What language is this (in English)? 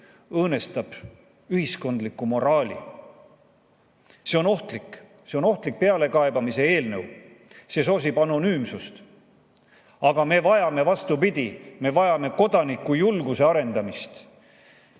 Estonian